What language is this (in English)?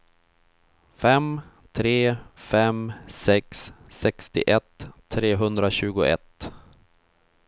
Swedish